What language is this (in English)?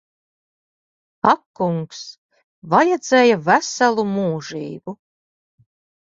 Latvian